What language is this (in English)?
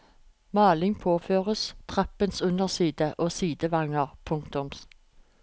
Norwegian